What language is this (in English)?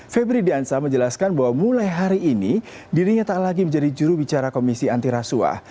Indonesian